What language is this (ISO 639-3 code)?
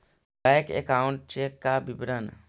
mag